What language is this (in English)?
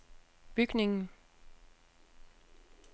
Danish